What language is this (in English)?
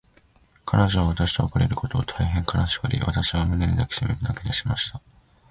Japanese